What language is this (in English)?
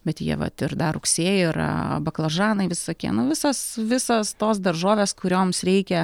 Lithuanian